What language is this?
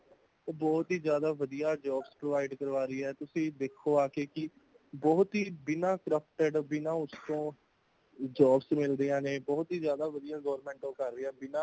Punjabi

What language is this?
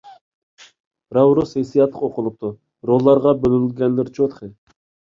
Uyghur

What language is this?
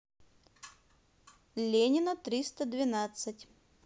Russian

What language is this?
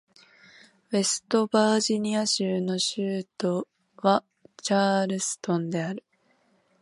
Japanese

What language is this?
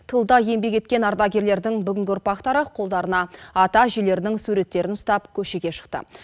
Kazakh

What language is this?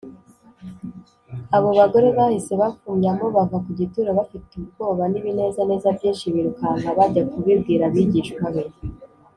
Kinyarwanda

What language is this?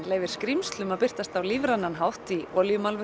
Icelandic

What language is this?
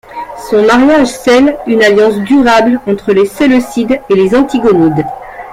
French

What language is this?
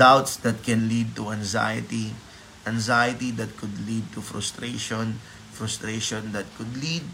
Filipino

